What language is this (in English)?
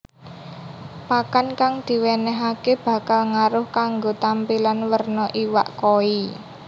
Javanese